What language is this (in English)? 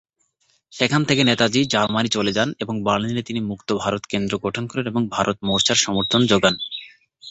Bangla